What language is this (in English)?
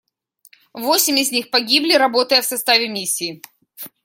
Russian